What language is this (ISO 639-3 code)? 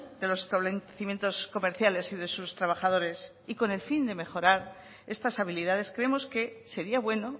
spa